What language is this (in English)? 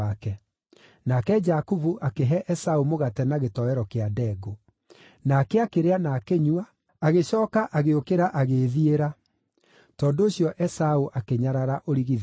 Kikuyu